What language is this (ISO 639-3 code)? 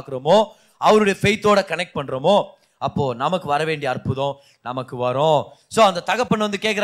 tam